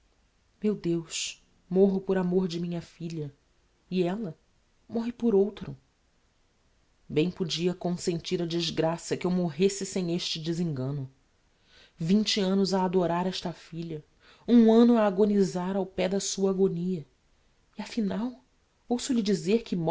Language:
Portuguese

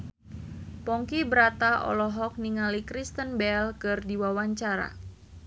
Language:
Sundanese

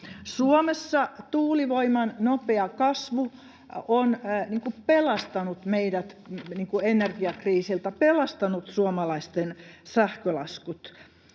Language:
Finnish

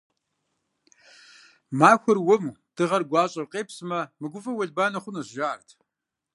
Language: Kabardian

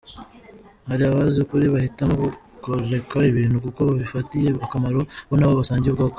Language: Kinyarwanda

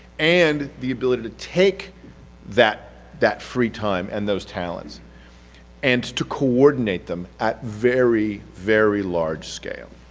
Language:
English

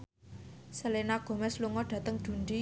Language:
Javanese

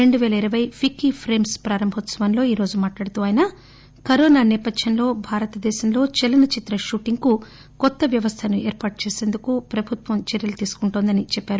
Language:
Telugu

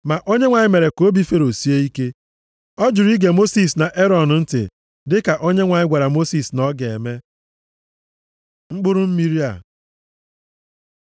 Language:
Igbo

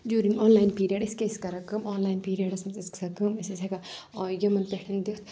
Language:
Kashmiri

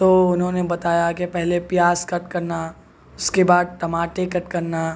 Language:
Urdu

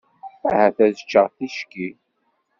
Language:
Kabyle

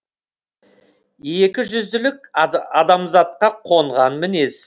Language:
Kazakh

